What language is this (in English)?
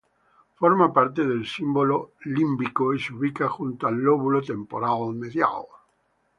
Spanish